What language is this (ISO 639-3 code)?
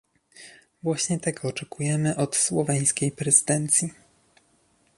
pol